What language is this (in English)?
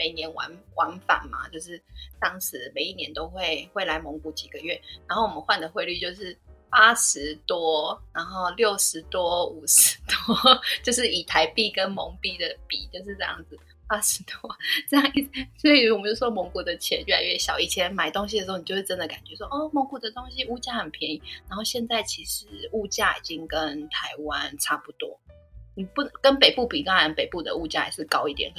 Chinese